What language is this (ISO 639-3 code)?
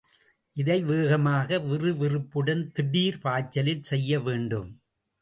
tam